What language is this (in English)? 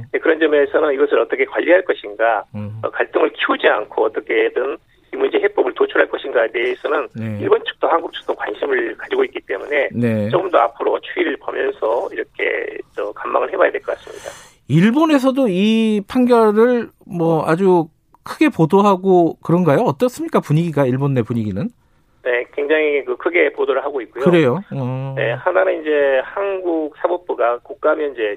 Korean